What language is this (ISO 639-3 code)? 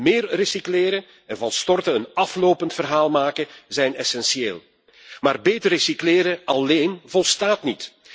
nld